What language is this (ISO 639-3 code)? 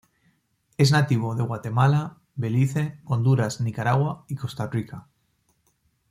spa